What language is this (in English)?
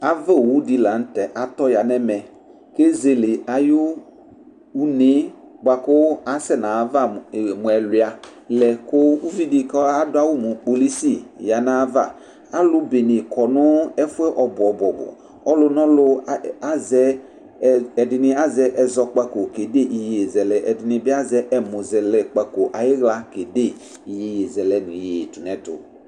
Ikposo